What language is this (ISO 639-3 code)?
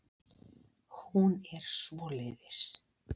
isl